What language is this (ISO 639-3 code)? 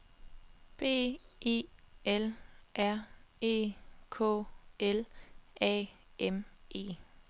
dan